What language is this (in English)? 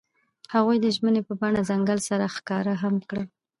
Pashto